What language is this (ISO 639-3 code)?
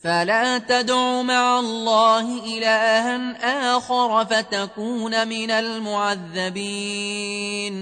ara